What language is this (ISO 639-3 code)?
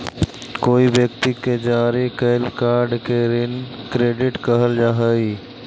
mag